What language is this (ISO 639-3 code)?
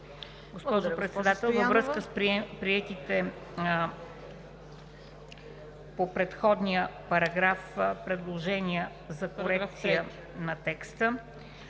bul